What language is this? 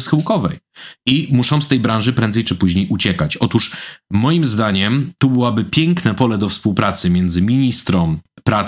Polish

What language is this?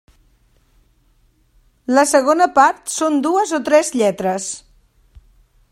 Catalan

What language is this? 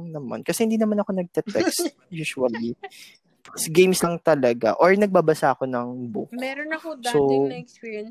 Filipino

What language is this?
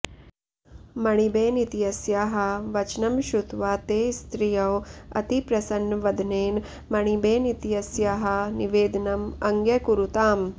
Sanskrit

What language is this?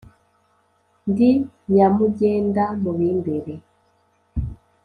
Kinyarwanda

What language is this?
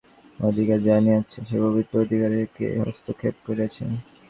Bangla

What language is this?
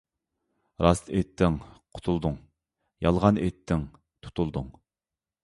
Uyghur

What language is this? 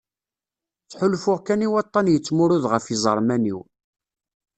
Kabyle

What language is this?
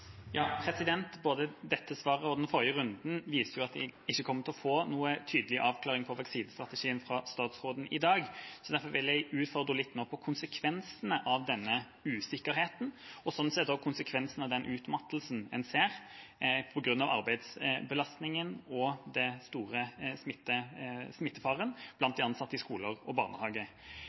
Norwegian Bokmål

